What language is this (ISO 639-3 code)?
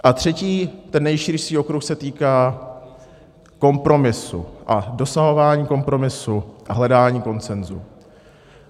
ces